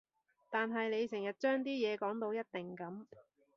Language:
Cantonese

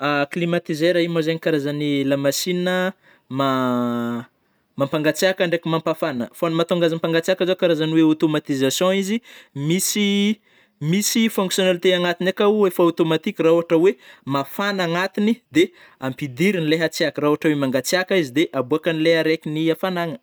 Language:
Northern Betsimisaraka Malagasy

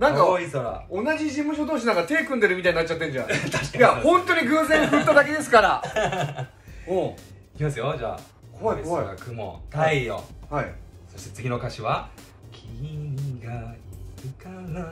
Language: Japanese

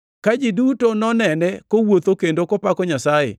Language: Luo (Kenya and Tanzania)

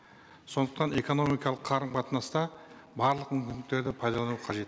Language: Kazakh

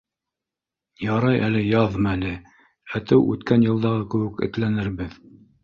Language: Bashkir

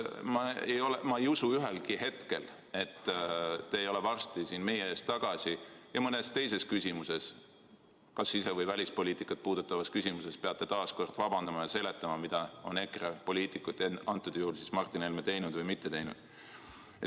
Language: Estonian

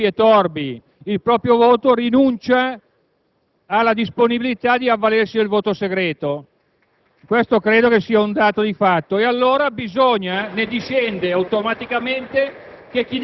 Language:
Italian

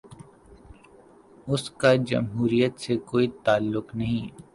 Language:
Urdu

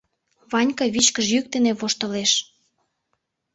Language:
Mari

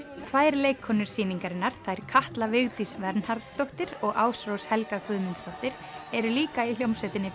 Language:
Icelandic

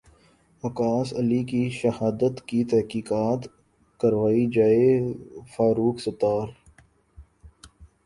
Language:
Urdu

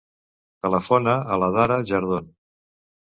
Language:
Catalan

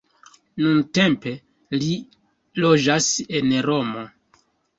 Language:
Esperanto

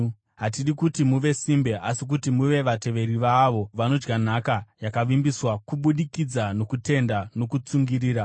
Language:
Shona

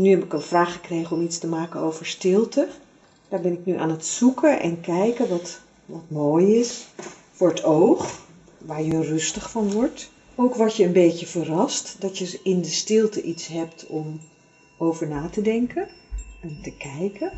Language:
Dutch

